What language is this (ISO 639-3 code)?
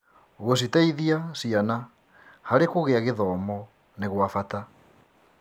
kik